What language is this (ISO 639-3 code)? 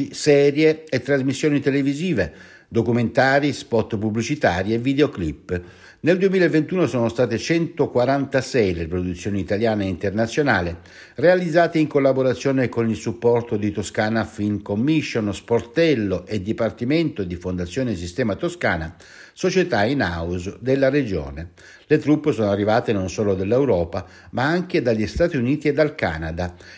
ita